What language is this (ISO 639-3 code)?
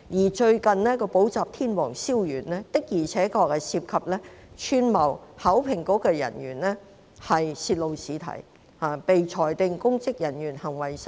yue